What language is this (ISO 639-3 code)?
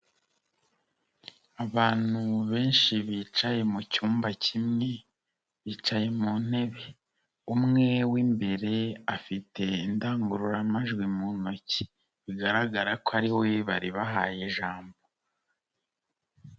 kin